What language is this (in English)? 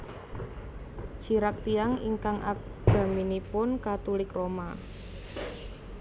Javanese